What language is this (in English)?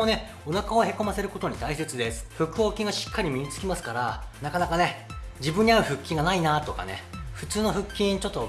Japanese